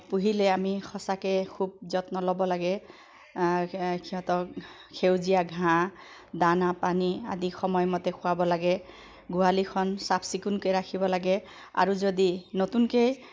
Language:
Assamese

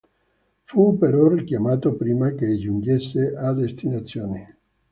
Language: Italian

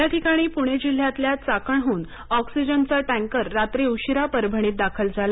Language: Marathi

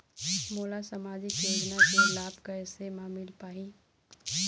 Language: Chhattisgarhi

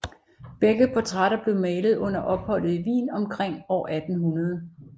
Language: Danish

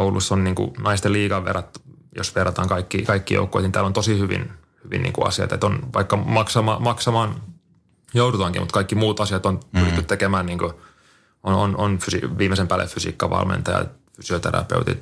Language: Finnish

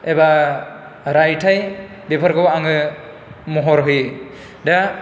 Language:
Bodo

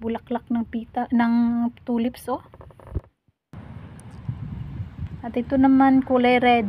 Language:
Filipino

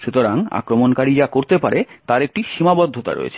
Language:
Bangla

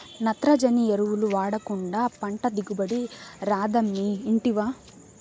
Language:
Telugu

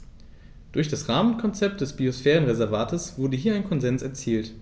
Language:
German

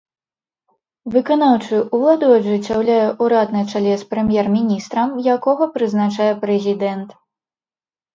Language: Belarusian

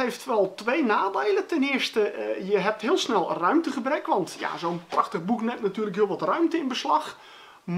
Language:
Dutch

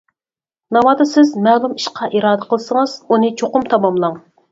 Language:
Uyghur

